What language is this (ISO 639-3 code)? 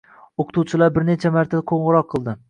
uzb